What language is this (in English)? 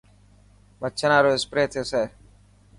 Dhatki